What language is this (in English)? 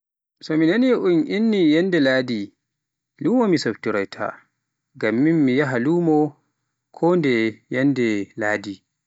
Pular